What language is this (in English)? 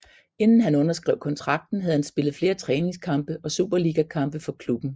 Danish